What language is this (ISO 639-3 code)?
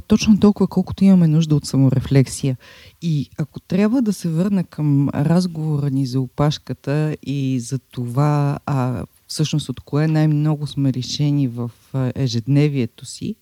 bul